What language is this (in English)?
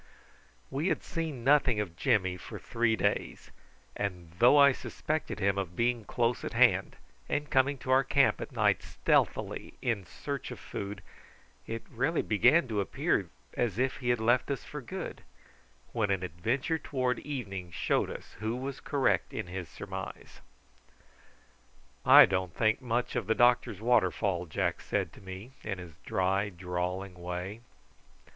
English